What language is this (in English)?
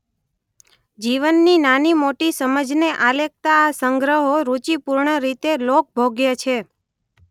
Gujarati